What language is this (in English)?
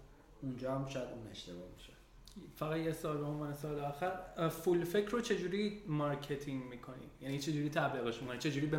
Persian